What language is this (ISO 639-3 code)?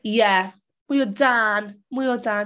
cym